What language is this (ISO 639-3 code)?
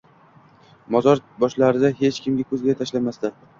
uzb